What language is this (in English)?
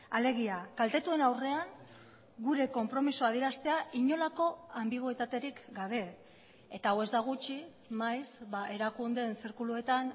Basque